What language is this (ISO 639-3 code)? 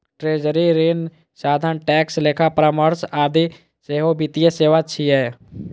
mai